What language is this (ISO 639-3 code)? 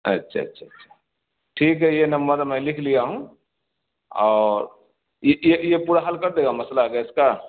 urd